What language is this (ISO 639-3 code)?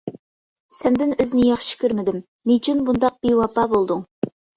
uig